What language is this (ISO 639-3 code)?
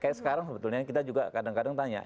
ind